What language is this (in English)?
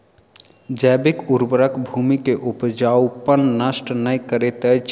Maithili